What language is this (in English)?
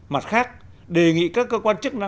Vietnamese